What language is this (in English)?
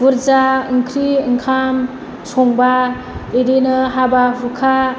Bodo